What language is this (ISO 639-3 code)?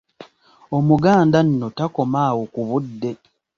lug